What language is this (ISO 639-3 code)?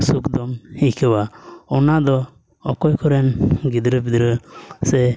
sat